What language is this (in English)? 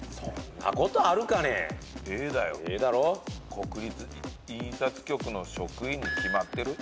Japanese